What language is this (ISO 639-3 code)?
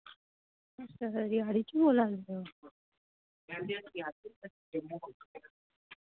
doi